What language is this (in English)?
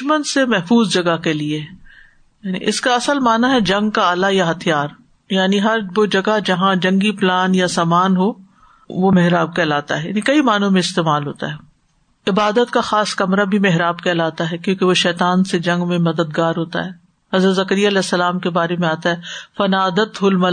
Urdu